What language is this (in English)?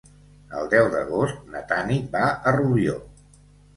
Catalan